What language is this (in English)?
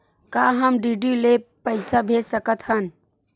Chhattisgarhi